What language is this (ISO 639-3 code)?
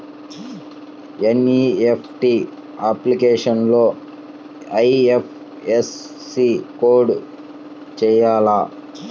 tel